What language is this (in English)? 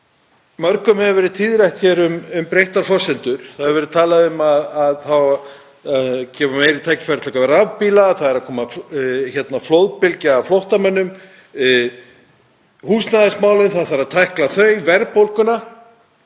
Icelandic